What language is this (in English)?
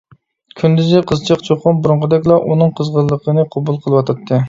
Uyghur